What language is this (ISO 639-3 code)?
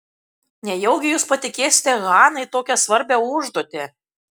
lit